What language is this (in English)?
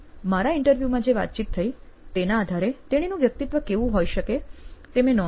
Gujarati